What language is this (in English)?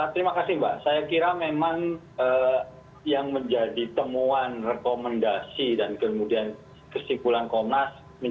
Indonesian